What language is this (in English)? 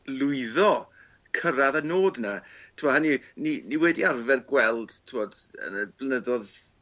Welsh